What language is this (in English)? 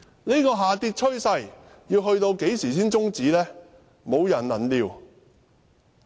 Cantonese